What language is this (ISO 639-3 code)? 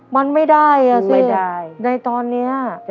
tha